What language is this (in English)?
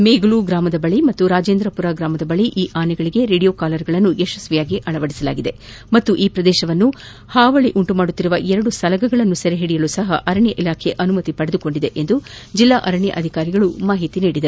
Kannada